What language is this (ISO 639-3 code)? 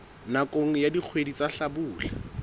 sot